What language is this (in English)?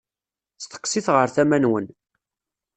Kabyle